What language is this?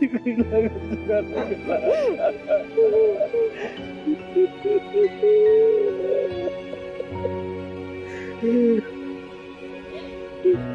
Indonesian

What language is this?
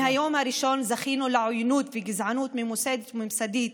Hebrew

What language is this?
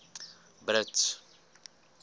Afrikaans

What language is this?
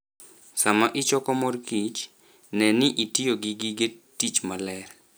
Luo (Kenya and Tanzania)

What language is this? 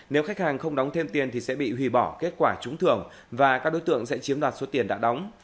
Vietnamese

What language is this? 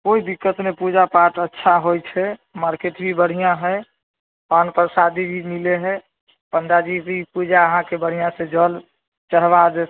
Maithili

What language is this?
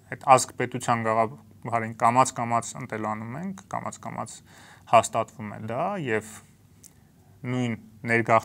Romanian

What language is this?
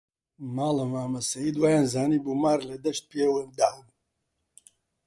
Central Kurdish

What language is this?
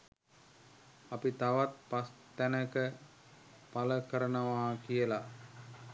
Sinhala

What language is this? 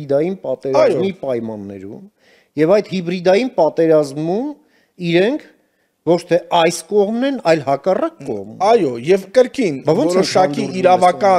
Romanian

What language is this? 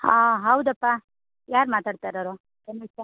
Kannada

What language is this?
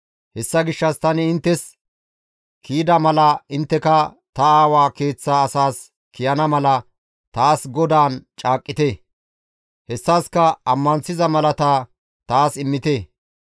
Gamo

